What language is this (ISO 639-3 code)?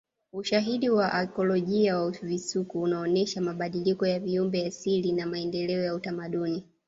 swa